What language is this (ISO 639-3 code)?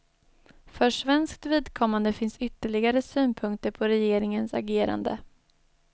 swe